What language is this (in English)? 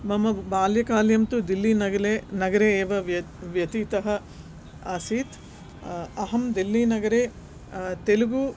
Sanskrit